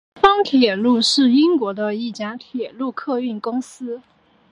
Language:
Chinese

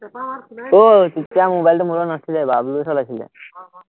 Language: Assamese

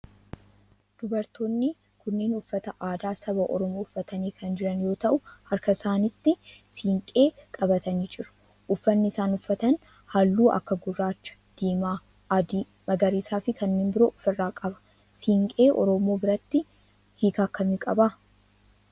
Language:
Oromo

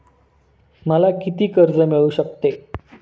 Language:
Marathi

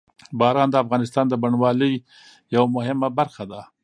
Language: Pashto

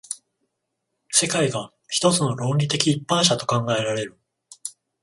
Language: Japanese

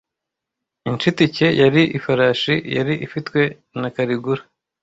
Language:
Kinyarwanda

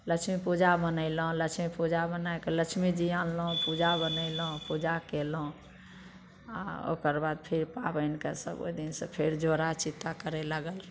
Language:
Maithili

